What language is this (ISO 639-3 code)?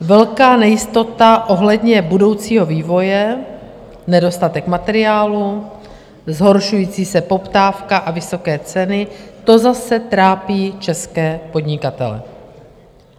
ces